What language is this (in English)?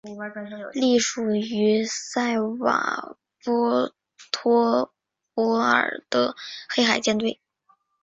Chinese